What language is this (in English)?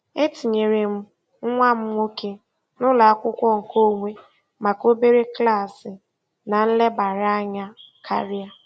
Igbo